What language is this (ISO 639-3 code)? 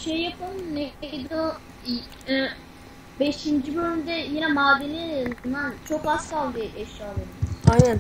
tur